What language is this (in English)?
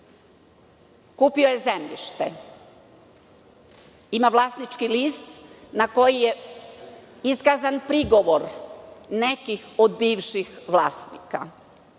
Serbian